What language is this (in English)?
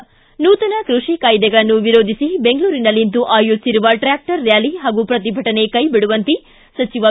Kannada